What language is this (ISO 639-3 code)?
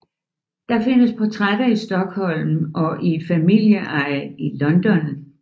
dan